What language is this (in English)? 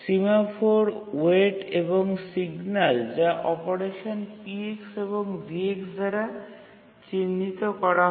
Bangla